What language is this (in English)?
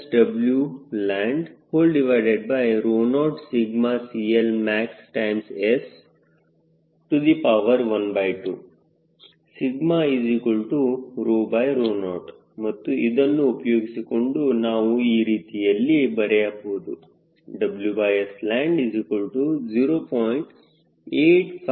Kannada